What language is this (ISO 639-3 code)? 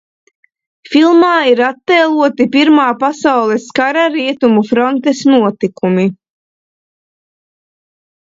lav